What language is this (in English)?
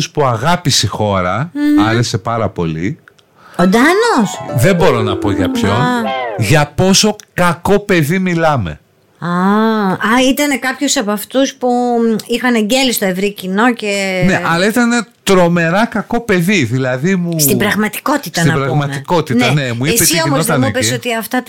Greek